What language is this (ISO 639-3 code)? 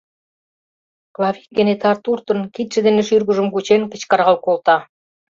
chm